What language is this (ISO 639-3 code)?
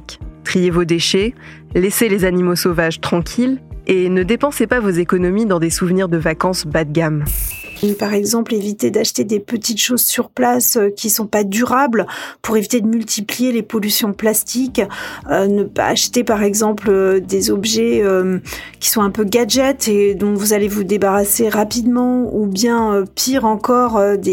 fra